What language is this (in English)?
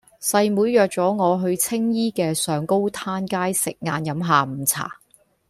Cantonese